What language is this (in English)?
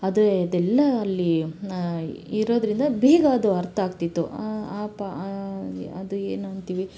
Kannada